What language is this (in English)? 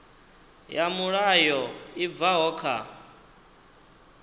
Venda